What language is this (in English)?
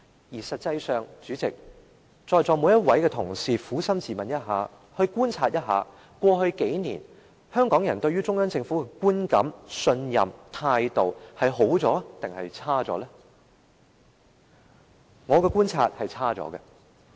Cantonese